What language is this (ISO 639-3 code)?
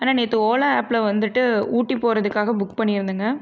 tam